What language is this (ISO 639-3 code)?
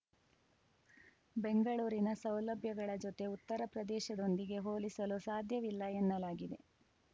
kan